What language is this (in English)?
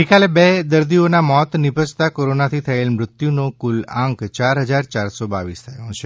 Gujarati